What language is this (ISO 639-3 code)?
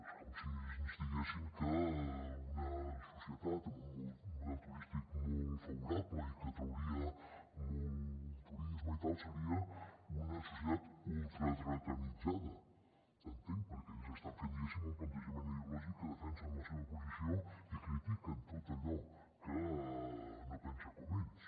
cat